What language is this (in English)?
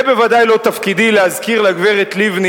Hebrew